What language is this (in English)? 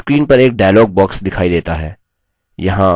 Hindi